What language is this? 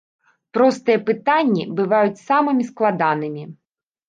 Belarusian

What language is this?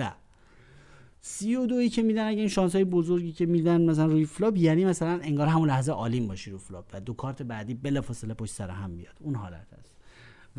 Persian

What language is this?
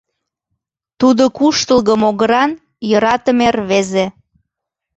Mari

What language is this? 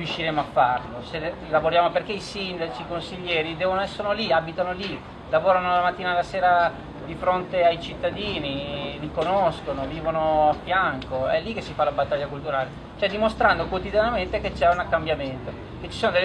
Italian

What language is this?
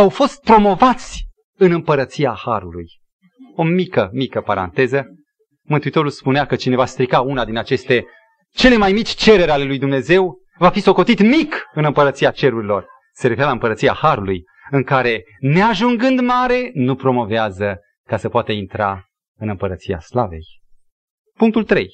Romanian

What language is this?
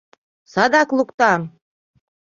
Mari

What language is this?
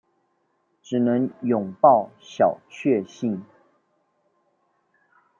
Chinese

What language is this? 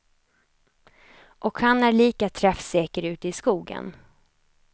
Swedish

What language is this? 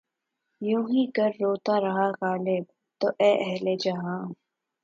Urdu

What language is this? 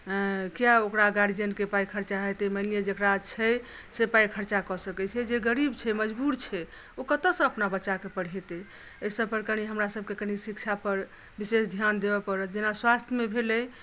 Maithili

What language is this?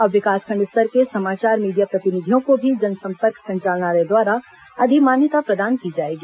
Hindi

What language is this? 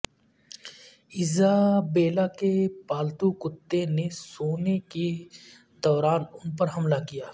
Urdu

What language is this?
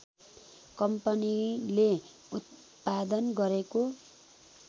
Nepali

